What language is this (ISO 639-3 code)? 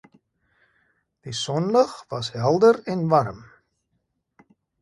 afr